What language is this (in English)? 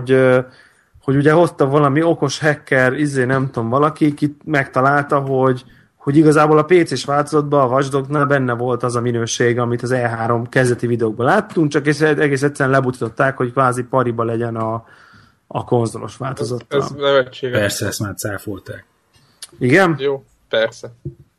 Hungarian